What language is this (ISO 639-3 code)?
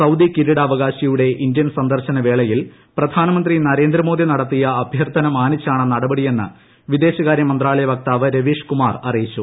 mal